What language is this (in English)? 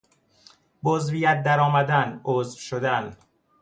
Persian